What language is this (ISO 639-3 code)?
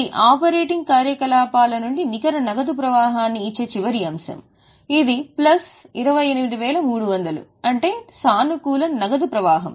tel